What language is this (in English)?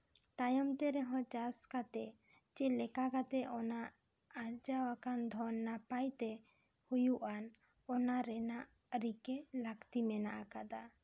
Santali